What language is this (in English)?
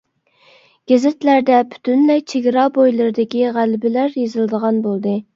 Uyghur